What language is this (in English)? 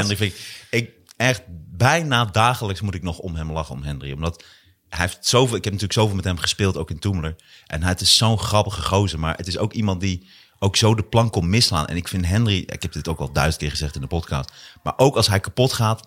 Dutch